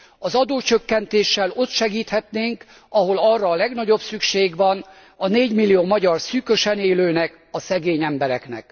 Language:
Hungarian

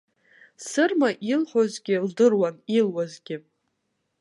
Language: Abkhazian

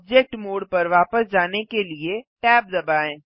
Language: Hindi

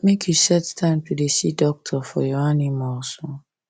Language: Nigerian Pidgin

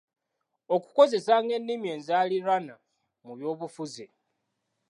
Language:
Ganda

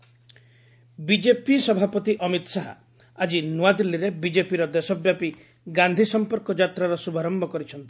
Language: Odia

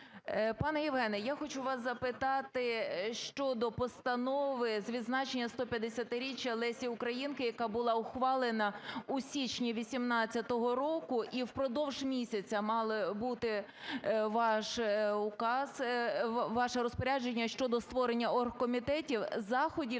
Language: Ukrainian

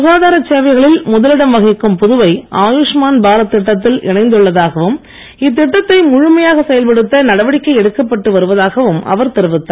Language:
Tamil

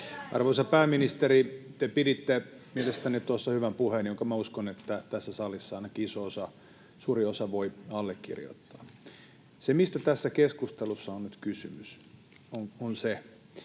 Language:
Finnish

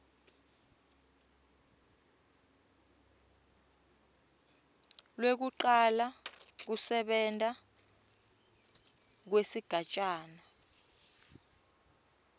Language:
Swati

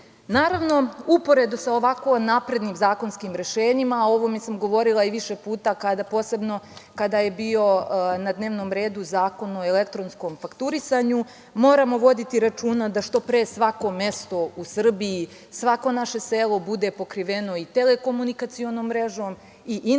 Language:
Serbian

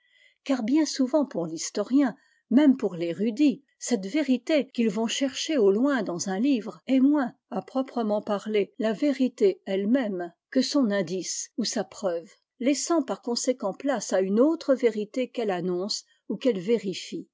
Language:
French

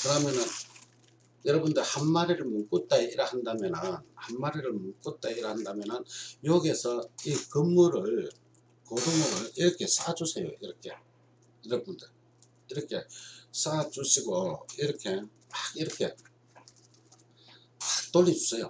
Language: Korean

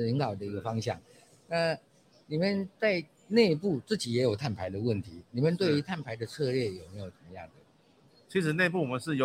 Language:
Chinese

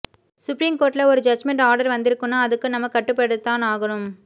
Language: Tamil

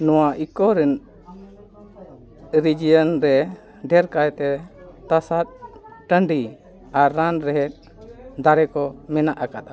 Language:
Santali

